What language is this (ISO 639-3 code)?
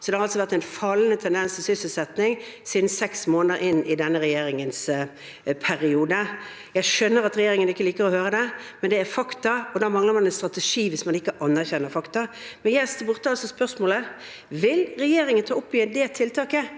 nor